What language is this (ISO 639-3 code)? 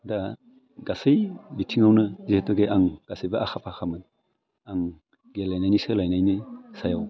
brx